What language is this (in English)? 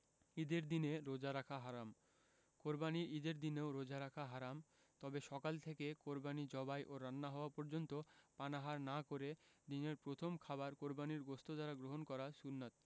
Bangla